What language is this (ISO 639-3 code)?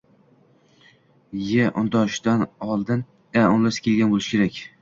uzb